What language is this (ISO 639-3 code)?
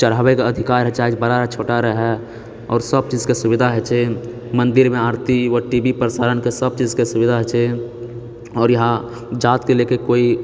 mai